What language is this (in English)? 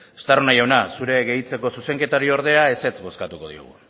Basque